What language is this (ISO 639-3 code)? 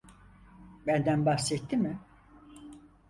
tur